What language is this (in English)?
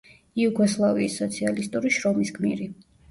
Georgian